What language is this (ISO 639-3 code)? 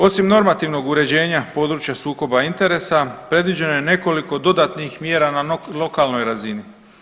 hrv